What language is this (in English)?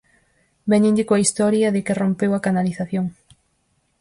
Galician